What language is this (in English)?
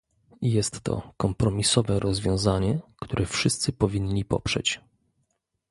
Polish